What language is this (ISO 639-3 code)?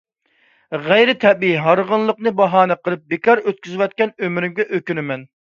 uig